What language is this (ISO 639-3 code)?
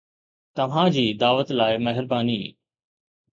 snd